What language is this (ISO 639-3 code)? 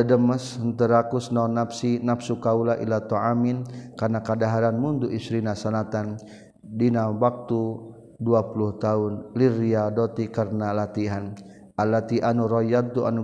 msa